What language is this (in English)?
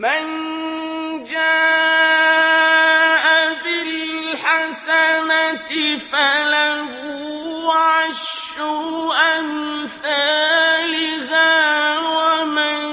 Arabic